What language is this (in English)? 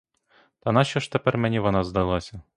Ukrainian